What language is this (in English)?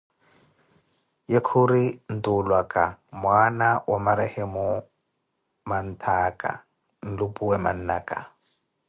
Koti